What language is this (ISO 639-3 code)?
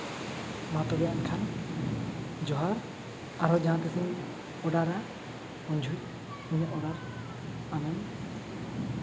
sat